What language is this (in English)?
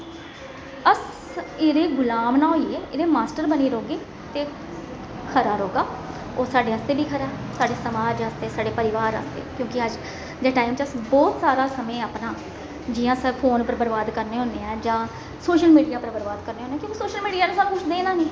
Dogri